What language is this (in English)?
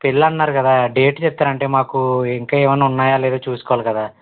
Telugu